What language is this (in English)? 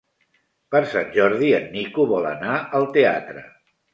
Catalan